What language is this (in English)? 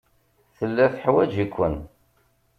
Kabyle